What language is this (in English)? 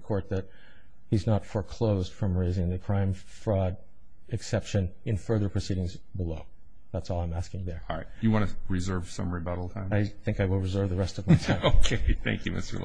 English